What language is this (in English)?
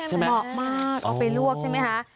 Thai